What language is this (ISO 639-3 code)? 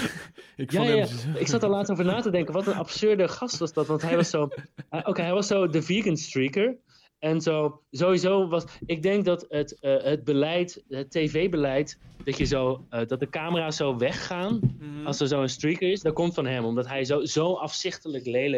nld